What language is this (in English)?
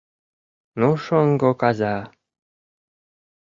Mari